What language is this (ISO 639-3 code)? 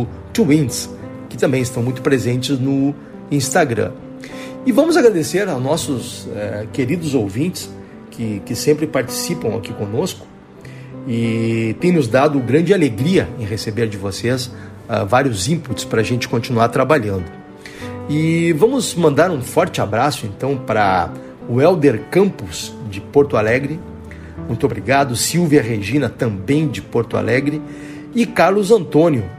por